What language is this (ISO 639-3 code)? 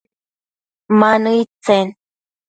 mcf